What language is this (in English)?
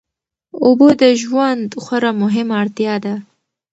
Pashto